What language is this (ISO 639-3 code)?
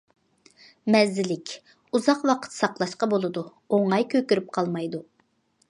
uig